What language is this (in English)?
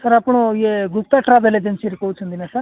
Odia